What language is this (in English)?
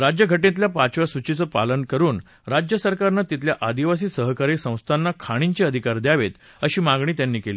Marathi